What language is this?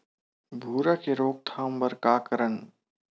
Chhattisgarhi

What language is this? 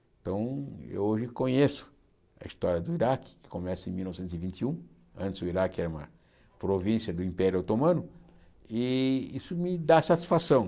Portuguese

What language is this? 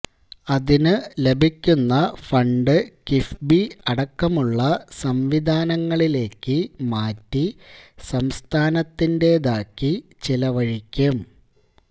Malayalam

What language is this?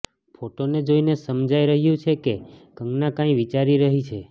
Gujarati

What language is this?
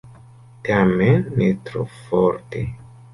Esperanto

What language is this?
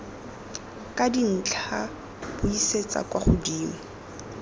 Tswana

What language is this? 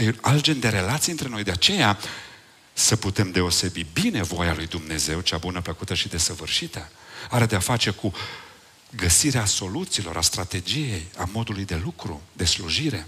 Romanian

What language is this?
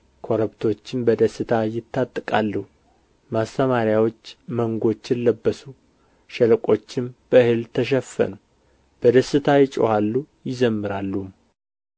Amharic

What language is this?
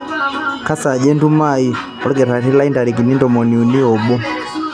Masai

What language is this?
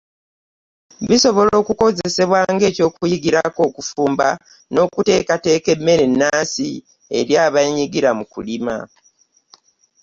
Ganda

